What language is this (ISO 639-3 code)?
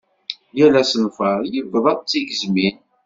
kab